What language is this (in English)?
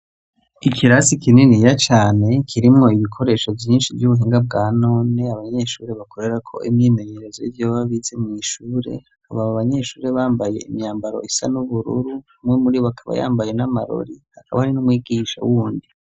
Rundi